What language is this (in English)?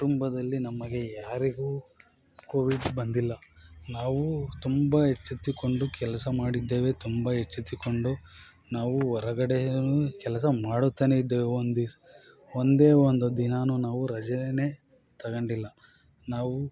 Kannada